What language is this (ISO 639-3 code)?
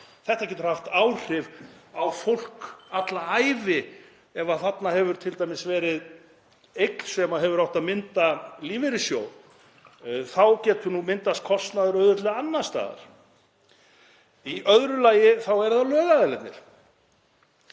isl